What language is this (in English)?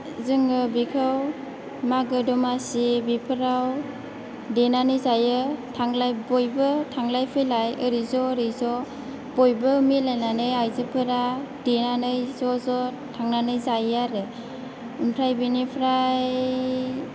Bodo